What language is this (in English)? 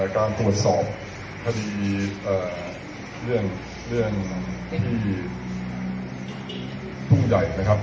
Thai